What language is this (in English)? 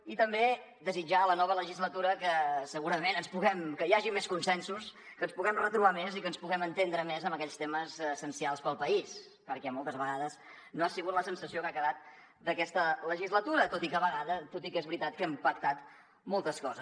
Catalan